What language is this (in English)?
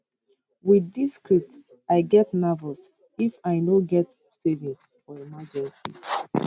Nigerian Pidgin